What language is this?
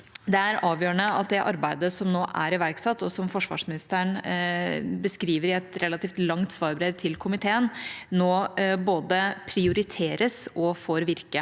Norwegian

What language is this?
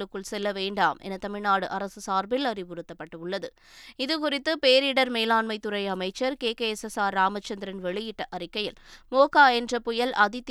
Tamil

